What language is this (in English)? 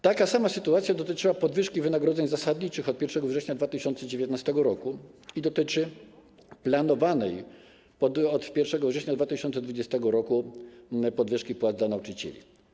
Polish